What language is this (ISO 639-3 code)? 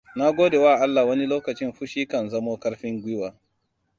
hau